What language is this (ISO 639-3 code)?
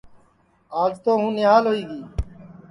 ssi